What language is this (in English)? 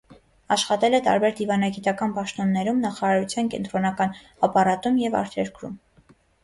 Armenian